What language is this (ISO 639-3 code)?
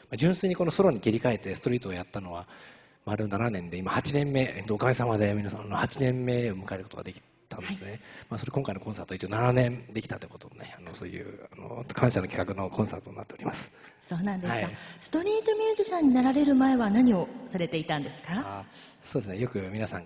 jpn